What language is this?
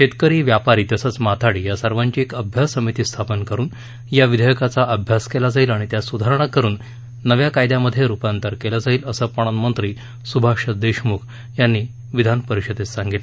Marathi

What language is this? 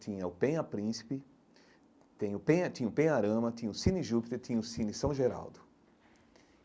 Portuguese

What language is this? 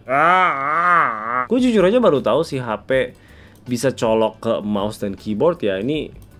Indonesian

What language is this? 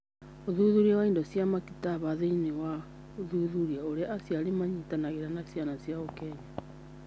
Kikuyu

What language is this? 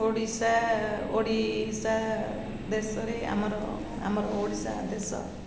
Odia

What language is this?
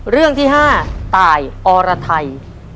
Thai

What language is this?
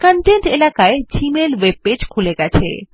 Bangla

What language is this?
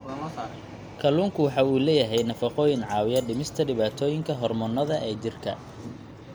Somali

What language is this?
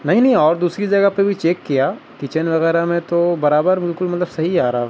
Urdu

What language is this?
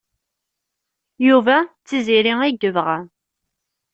Kabyle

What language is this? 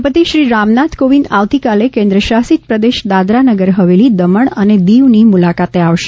Gujarati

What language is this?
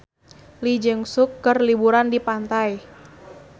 Sundanese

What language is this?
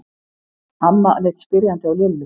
Icelandic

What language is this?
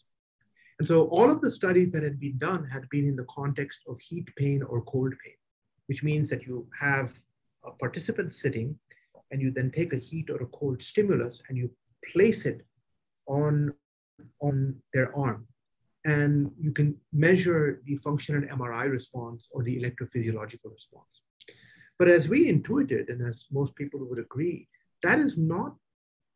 English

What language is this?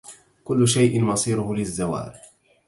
Arabic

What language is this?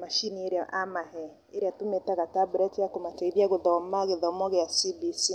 Kikuyu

